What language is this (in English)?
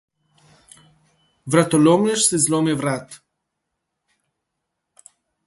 Slovenian